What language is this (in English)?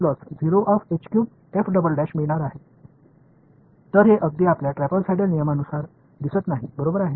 Marathi